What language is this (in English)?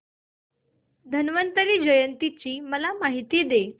Marathi